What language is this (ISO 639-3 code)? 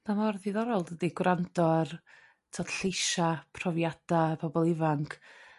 cym